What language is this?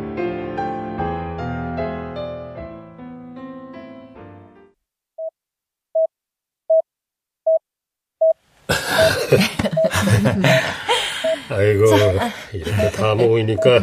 Korean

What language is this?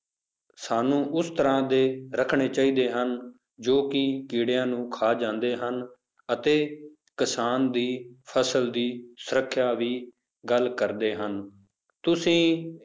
Punjabi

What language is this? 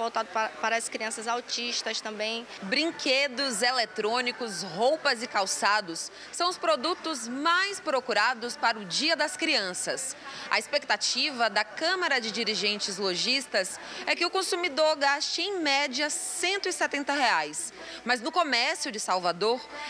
Portuguese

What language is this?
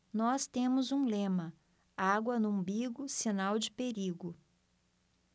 Portuguese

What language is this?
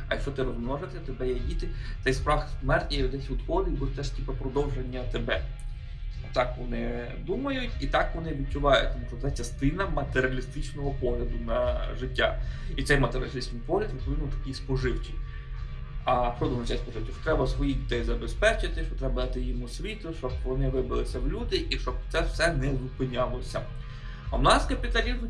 Ukrainian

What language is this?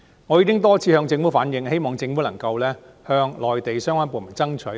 Cantonese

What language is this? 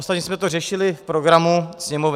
Czech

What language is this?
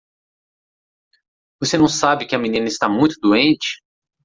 Portuguese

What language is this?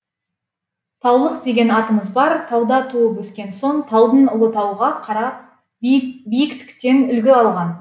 Kazakh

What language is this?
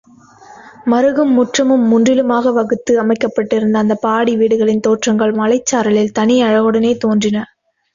Tamil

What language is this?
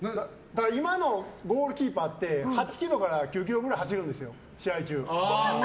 Japanese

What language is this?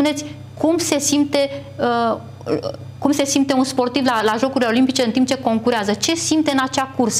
Romanian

